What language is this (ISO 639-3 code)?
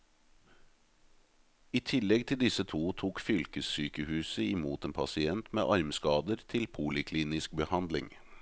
nor